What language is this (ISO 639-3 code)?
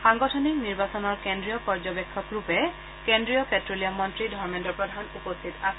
asm